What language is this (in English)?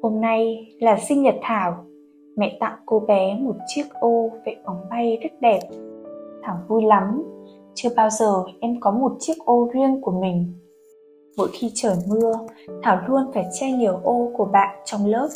Vietnamese